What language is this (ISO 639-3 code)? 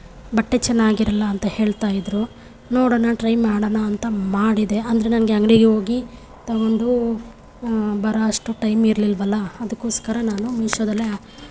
kan